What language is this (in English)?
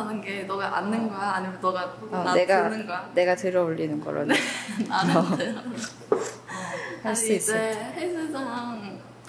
Korean